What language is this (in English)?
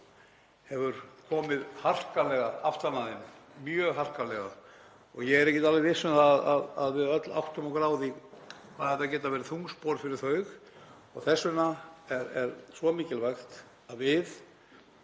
Icelandic